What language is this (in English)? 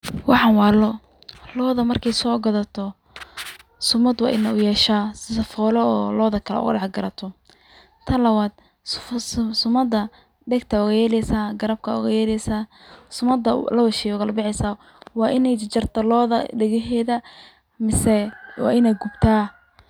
Somali